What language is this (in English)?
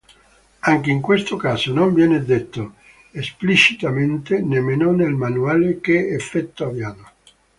Italian